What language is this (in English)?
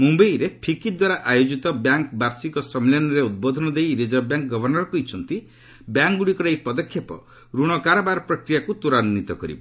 Odia